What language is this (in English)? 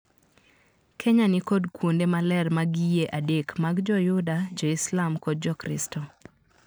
Luo (Kenya and Tanzania)